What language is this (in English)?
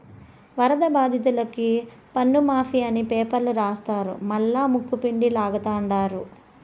Telugu